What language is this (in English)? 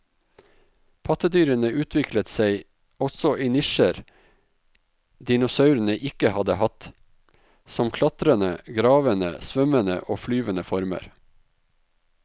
Norwegian